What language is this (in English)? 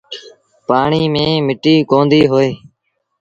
Sindhi Bhil